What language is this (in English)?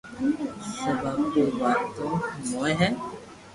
Loarki